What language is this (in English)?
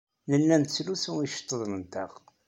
Kabyle